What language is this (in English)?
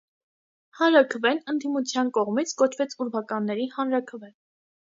Armenian